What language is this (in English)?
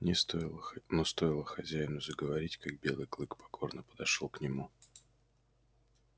Russian